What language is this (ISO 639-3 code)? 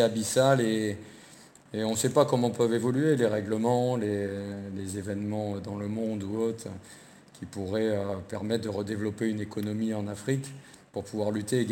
fra